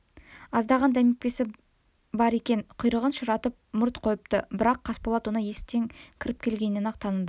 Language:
Kazakh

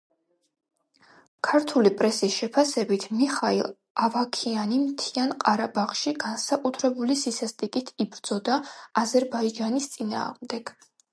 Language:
Georgian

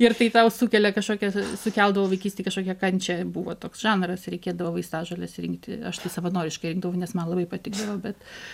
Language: Lithuanian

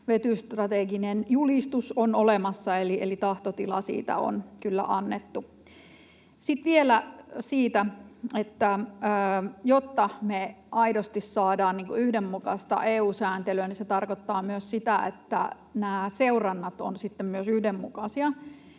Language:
Finnish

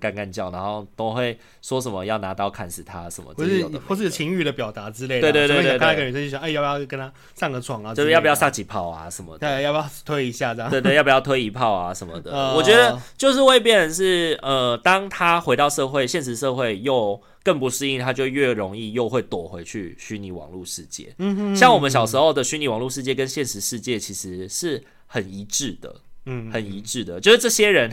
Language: Chinese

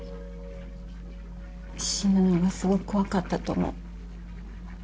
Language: Japanese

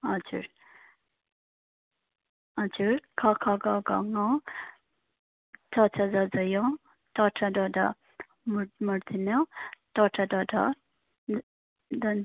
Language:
Nepali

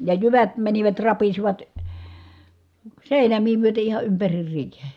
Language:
Finnish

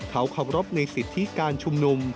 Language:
Thai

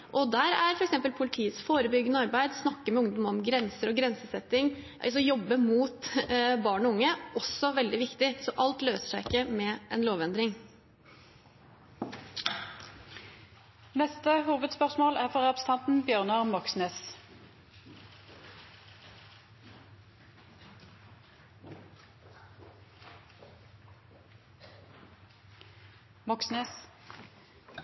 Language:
Norwegian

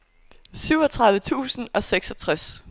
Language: Danish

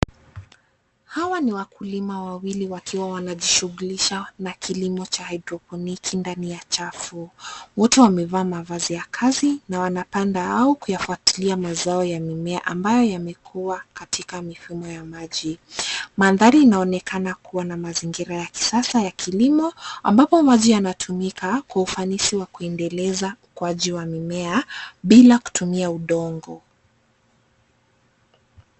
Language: Swahili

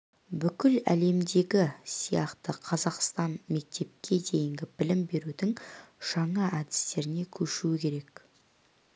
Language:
Kazakh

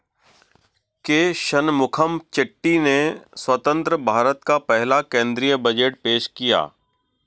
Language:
Hindi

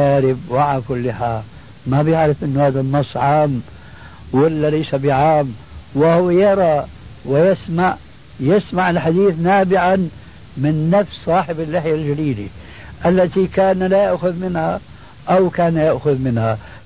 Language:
Arabic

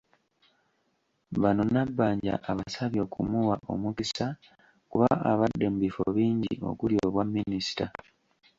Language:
Ganda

